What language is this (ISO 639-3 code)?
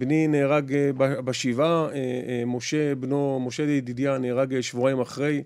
heb